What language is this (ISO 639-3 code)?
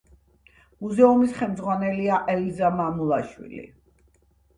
kat